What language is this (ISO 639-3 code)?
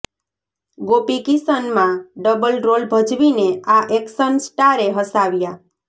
guj